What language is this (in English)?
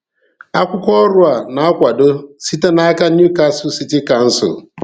Igbo